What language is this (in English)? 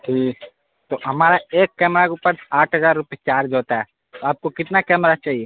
Urdu